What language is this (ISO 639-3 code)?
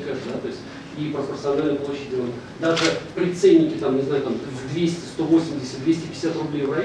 rus